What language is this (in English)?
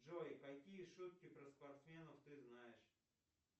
Russian